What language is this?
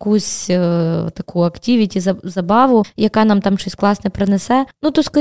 Ukrainian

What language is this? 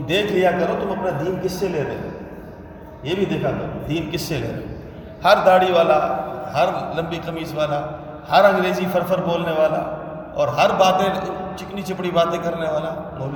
Urdu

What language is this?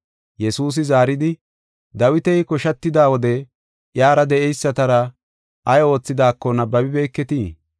Gofa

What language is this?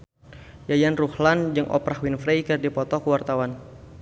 Sundanese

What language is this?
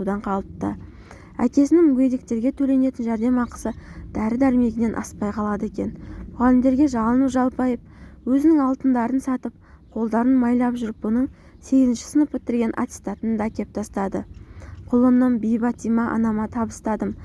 Turkish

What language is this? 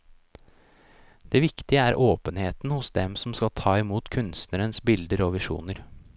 Norwegian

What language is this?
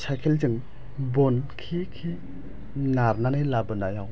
Bodo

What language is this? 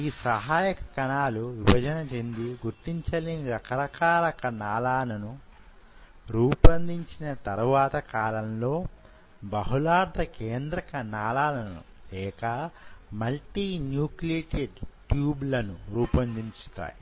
Telugu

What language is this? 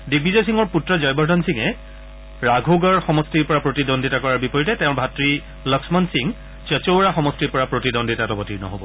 Assamese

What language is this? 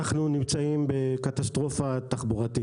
Hebrew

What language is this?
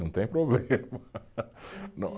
Portuguese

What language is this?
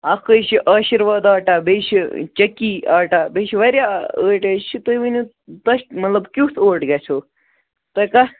Kashmiri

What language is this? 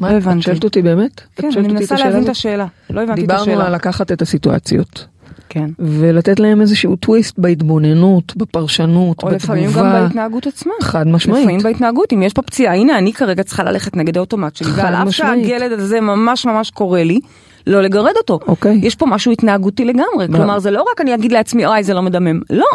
Hebrew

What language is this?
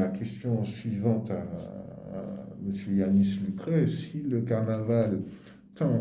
French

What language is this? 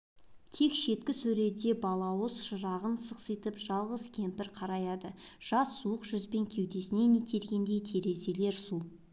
Kazakh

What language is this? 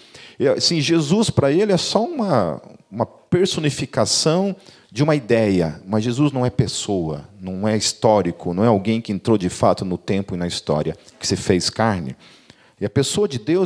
Portuguese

